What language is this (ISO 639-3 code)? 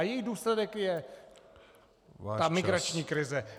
ces